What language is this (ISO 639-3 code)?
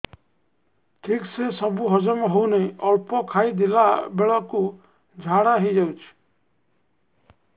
ori